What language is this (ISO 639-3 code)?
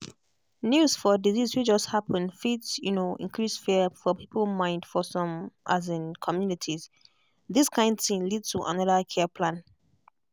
pcm